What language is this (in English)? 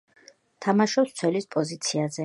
Georgian